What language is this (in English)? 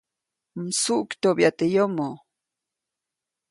Copainalá Zoque